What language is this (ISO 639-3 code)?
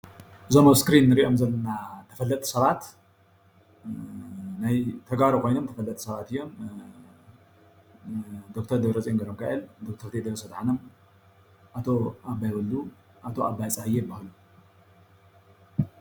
tir